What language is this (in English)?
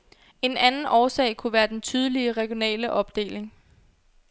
Danish